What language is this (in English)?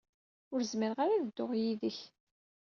Kabyle